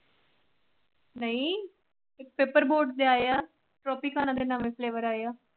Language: Punjabi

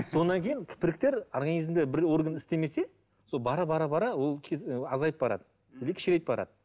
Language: Kazakh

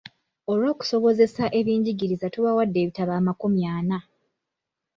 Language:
Ganda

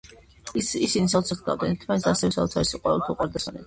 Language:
Georgian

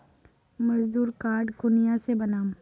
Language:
Magahi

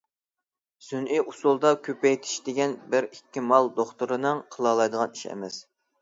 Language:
Uyghur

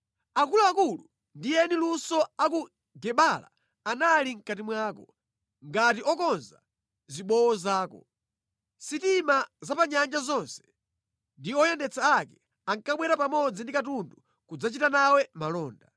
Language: Nyanja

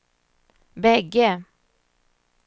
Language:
Swedish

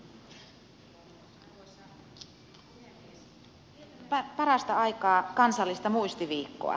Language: Finnish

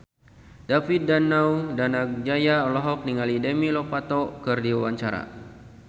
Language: Sundanese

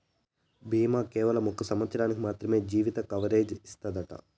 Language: Telugu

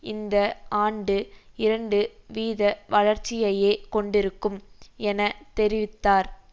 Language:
Tamil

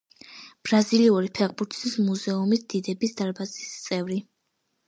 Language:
Georgian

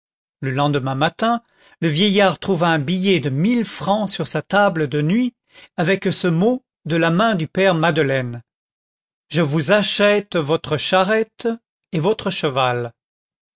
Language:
French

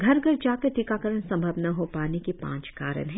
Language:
Hindi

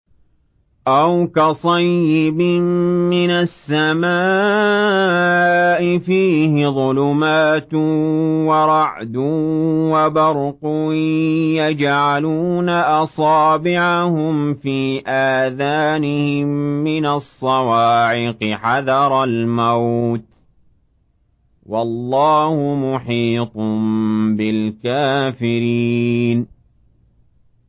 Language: Arabic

